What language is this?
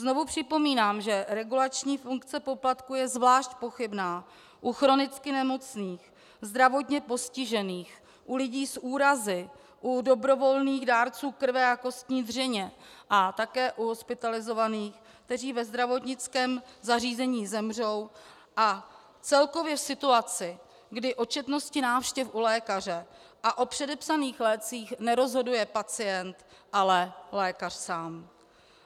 Czech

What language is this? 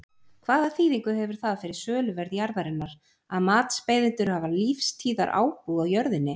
Icelandic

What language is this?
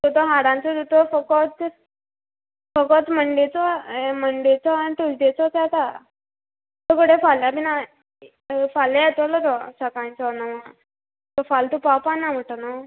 Konkani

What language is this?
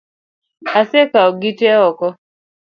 Luo (Kenya and Tanzania)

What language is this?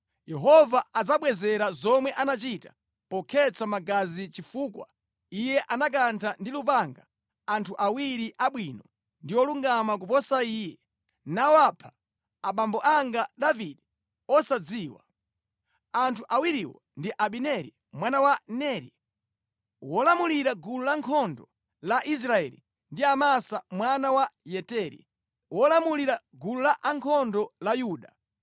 Nyanja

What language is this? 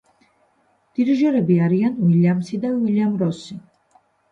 Georgian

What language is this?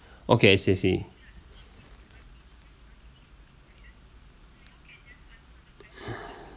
English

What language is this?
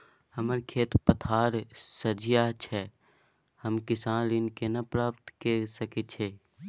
Maithili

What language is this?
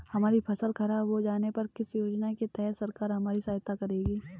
Hindi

